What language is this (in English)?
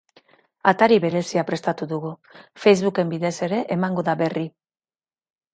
Basque